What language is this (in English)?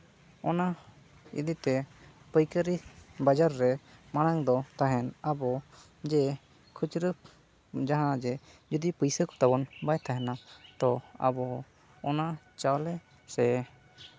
Santali